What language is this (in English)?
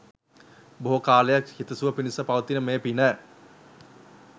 Sinhala